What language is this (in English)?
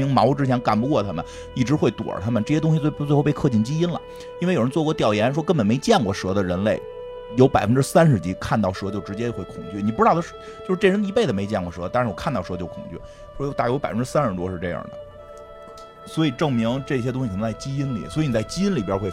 Chinese